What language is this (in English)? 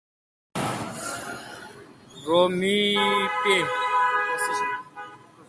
Kalkoti